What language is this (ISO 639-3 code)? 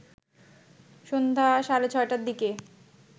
ben